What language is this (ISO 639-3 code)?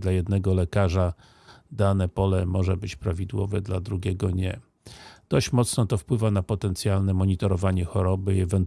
pol